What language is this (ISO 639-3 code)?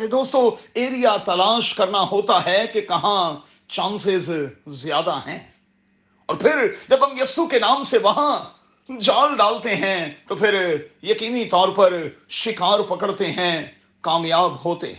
urd